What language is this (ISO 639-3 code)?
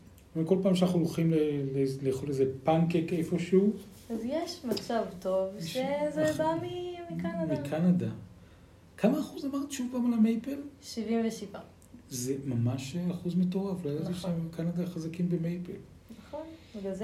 heb